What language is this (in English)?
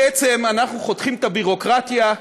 Hebrew